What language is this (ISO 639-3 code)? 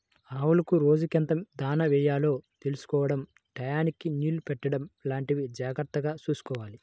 tel